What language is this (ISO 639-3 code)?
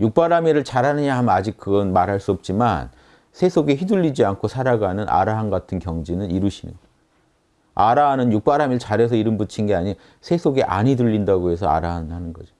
kor